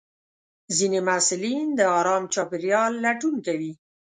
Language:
Pashto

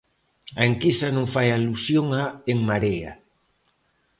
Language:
Galician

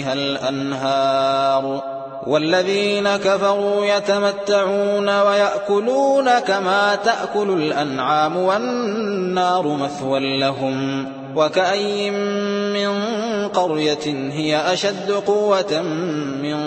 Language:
Arabic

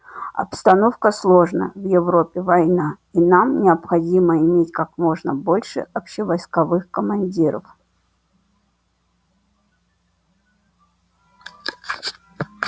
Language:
Russian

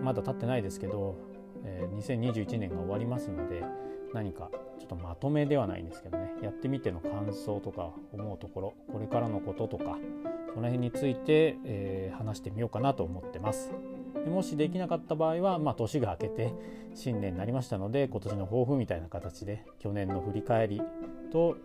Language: Japanese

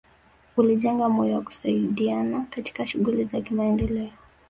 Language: Swahili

